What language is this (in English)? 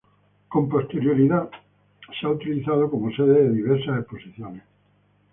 Spanish